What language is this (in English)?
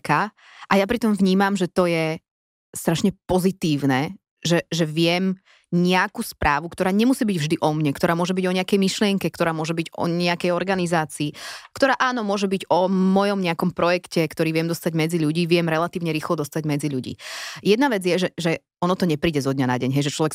Slovak